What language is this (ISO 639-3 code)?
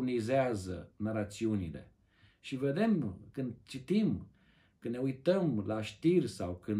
ron